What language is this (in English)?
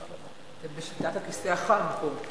Hebrew